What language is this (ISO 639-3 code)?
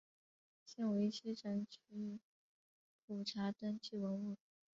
zho